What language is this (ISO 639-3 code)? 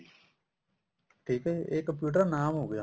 pan